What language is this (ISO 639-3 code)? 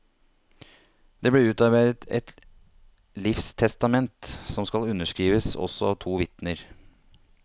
nor